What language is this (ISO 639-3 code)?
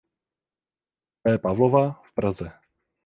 ces